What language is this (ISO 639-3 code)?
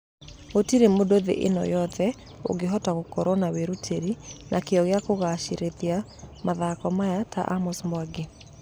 kik